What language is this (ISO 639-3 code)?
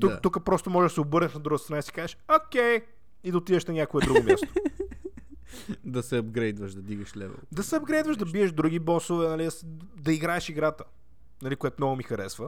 bul